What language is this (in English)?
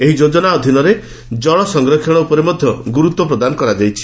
Odia